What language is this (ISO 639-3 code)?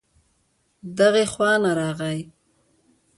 pus